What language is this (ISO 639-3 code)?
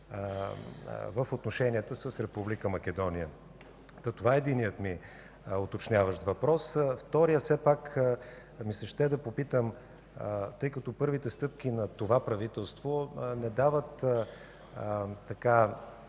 bul